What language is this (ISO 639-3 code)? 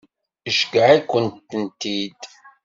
kab